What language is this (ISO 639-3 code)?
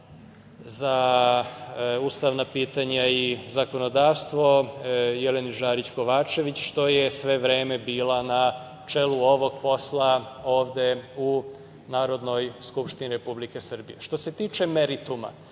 srp